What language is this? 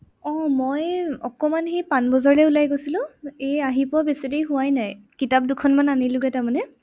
Assamese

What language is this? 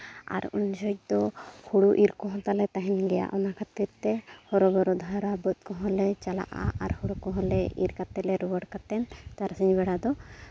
Santali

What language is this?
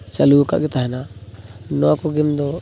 Santali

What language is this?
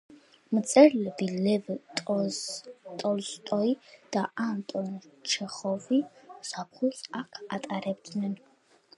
Georgian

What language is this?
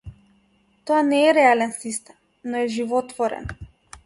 Macedonian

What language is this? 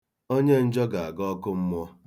Igbo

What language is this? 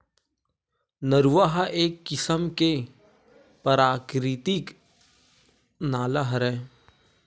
Chhattisgarhi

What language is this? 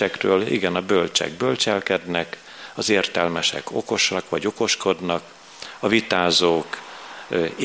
Hungarian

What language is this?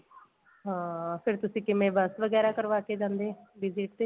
Punjabi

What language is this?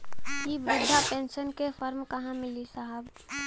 Bhojpuri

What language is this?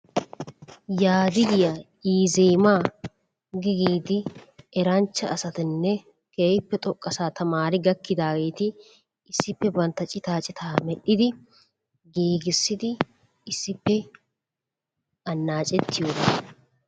Wolaytta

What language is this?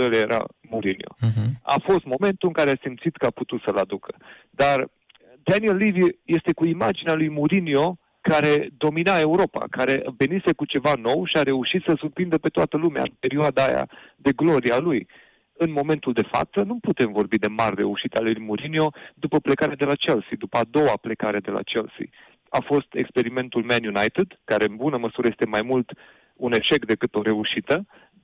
Romanian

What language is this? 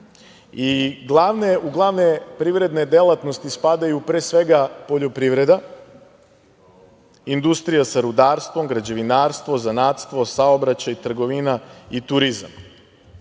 Serbian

